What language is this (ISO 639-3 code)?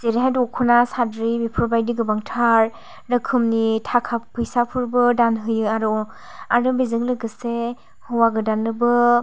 brx